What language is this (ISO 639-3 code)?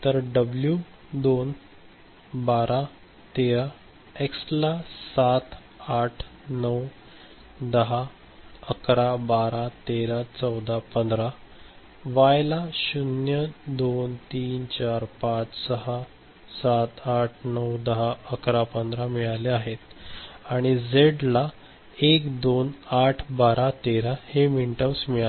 mar